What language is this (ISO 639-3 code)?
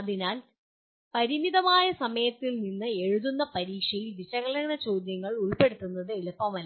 mal